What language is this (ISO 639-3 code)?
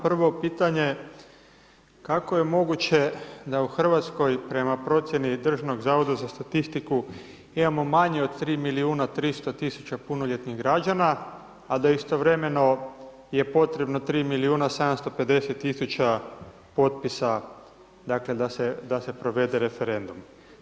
hrv